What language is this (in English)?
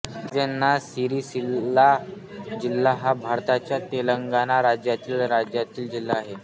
Marathi